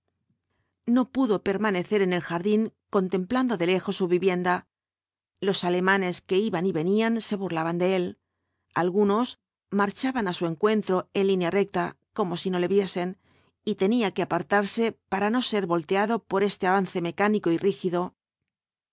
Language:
Spanish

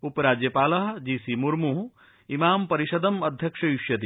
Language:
Sanskrit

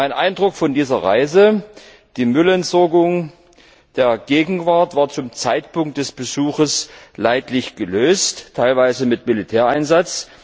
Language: German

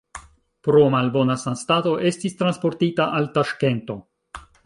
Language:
Esperanto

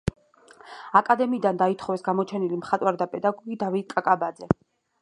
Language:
Georgian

